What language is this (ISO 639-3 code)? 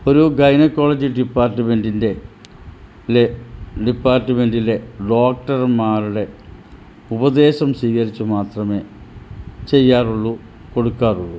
mal